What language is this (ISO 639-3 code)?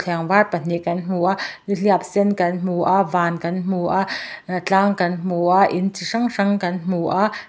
lus